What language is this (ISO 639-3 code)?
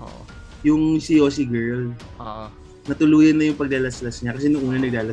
fil